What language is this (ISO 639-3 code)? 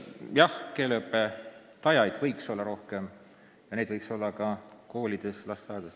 est